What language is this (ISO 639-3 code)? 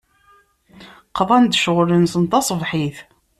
kab